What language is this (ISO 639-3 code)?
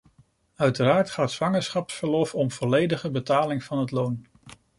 nld